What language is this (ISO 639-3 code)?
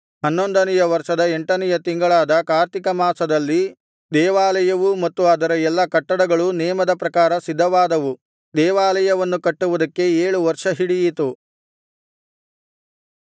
kan